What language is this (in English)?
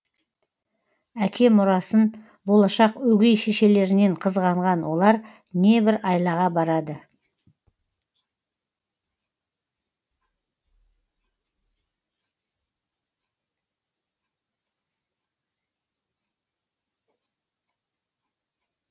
Kazakh